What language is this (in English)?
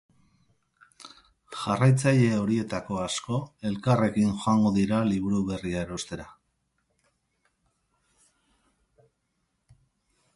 Basque